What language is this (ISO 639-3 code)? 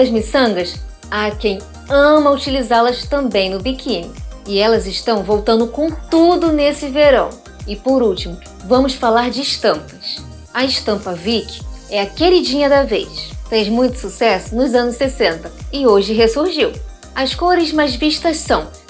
por